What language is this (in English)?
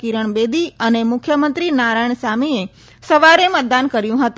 Gujarati